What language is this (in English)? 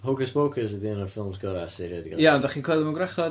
Welsh